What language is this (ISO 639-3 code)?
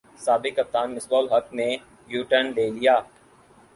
urd